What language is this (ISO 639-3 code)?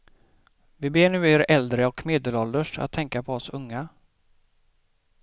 swe